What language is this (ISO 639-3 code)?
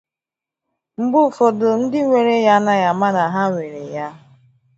ibo